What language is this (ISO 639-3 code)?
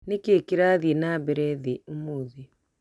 kik